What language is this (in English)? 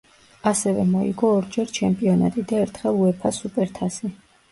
Georgian